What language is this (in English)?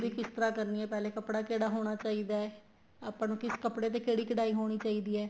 Punjabi